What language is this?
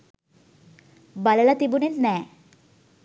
Sinhala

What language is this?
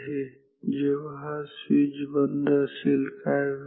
Marathi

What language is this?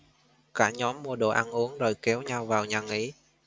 Vietnamese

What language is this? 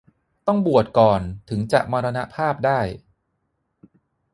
Thai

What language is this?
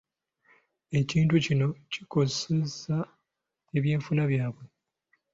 Ganda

